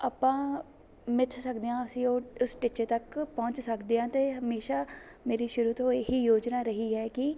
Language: Punjabi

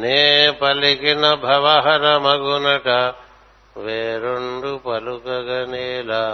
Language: Telugu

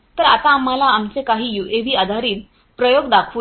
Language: Marathi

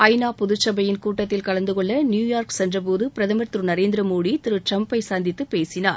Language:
Tamil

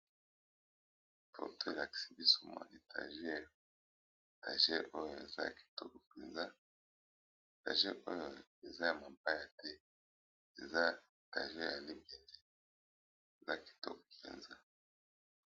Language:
Lingala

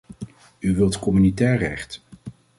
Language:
Dutch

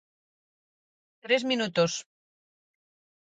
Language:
Galician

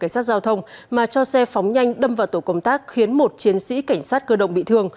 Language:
Vietnamese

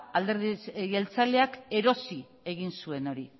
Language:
Basque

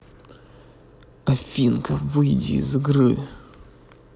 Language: Russian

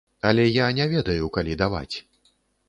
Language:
Belarusian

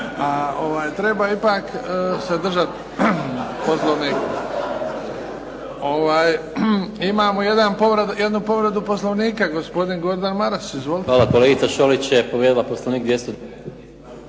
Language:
Croatian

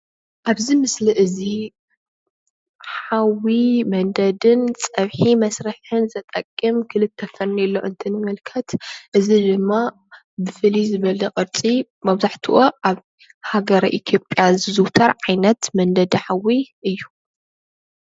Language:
Tigrinya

